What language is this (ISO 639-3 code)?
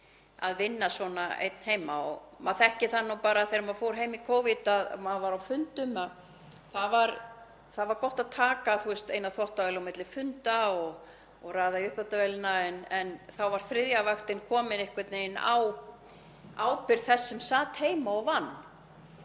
isl